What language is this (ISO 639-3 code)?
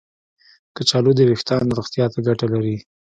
pus